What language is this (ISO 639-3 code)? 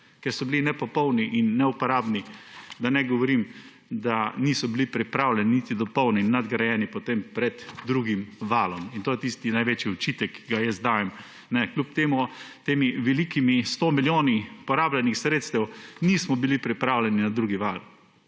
slv